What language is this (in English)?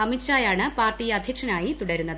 Malayalam